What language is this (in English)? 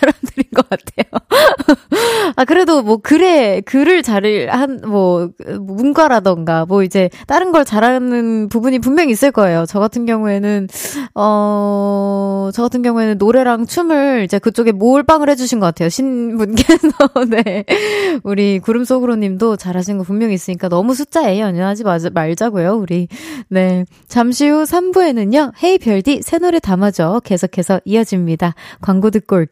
Korean